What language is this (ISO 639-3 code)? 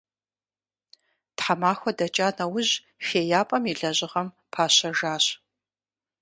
kbd